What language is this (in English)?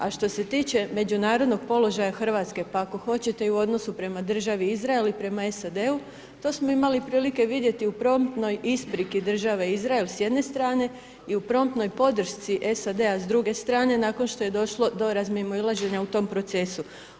Croatian